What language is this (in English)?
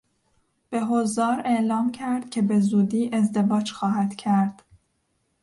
Persian